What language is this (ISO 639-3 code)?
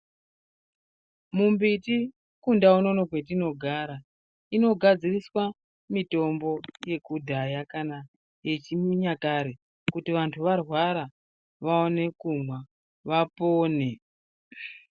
ndc